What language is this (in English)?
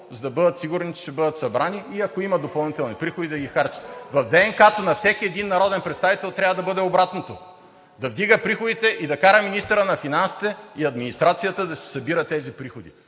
Bulgarian